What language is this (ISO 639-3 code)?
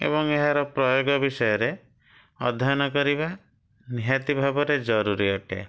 ori